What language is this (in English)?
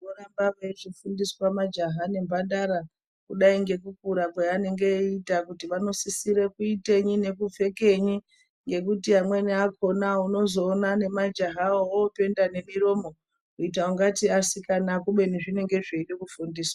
Ndau